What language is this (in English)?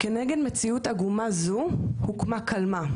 Hebrew